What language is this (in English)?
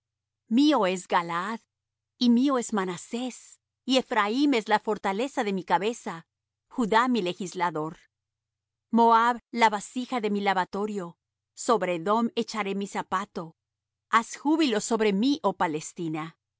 Spanish